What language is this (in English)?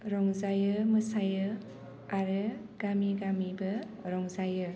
Bodo